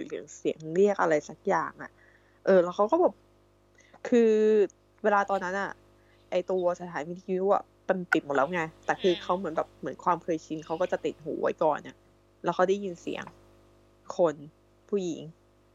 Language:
Thai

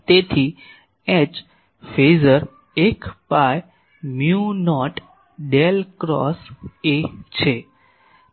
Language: Gujarati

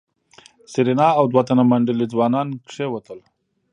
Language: Pashto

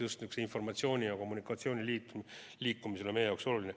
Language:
Estonian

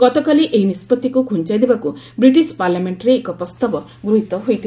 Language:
Odia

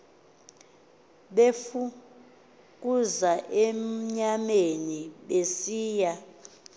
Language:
Xhosa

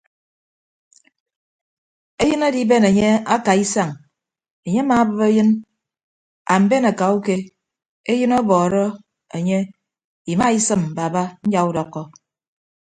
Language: Ibibio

